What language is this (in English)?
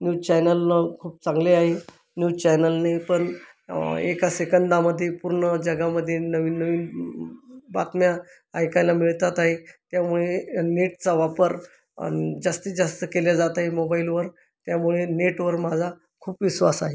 Marathi